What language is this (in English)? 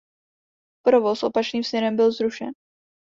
Czech